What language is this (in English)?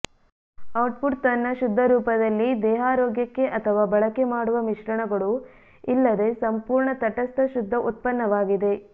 Kannada